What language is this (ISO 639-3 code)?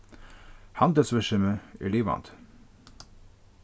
fao